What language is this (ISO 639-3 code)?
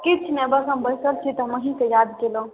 mai